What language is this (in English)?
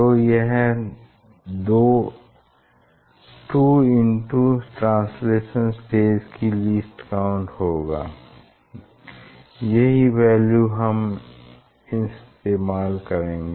Hindi